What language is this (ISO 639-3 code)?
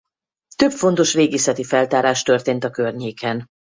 hun